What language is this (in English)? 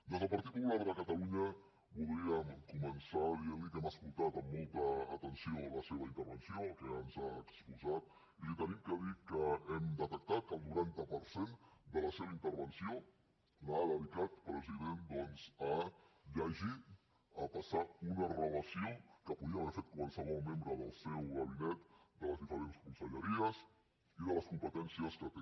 Catalan